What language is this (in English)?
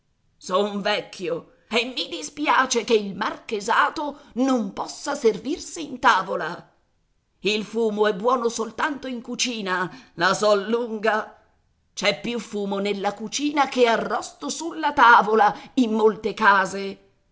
Italian